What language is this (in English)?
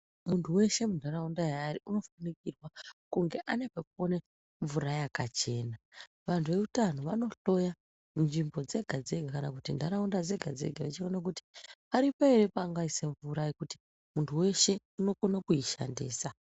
Ndau